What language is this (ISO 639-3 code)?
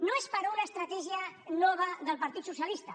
cat